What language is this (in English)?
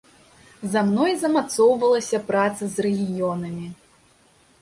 Belarusian